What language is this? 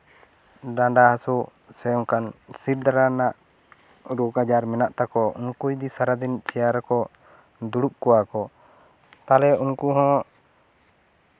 Santali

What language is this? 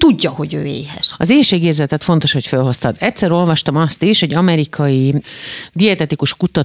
Hungarian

